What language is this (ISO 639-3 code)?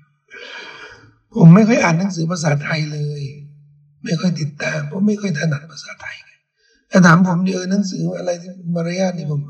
tha